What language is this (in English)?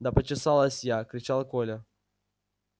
Russian